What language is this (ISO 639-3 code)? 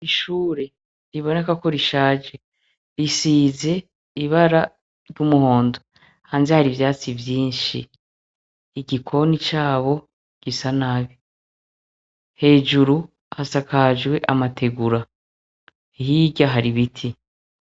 run